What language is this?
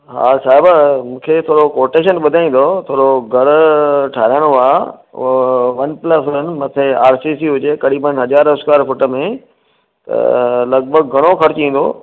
Sindhi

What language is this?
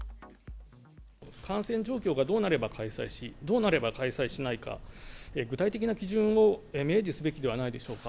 Japanese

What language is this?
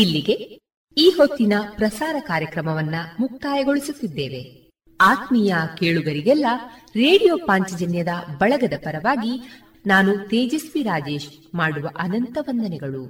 Kannada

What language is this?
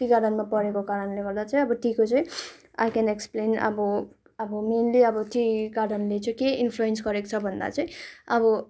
Nepali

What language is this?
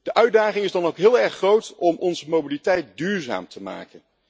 Dutch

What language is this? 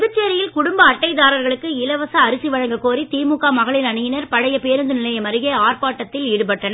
Tamil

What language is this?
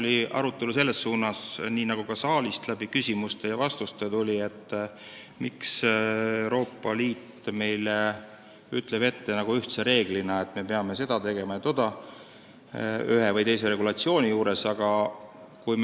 Estonian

